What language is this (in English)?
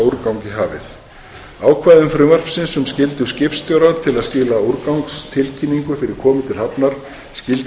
Icelandic